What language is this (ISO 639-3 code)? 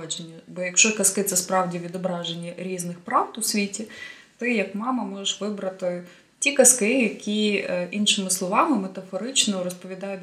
ukr